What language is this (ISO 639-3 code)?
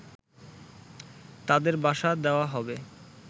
ben